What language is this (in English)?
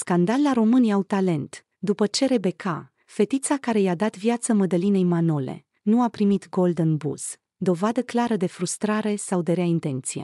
Romanian